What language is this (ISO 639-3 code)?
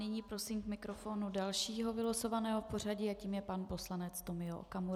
ces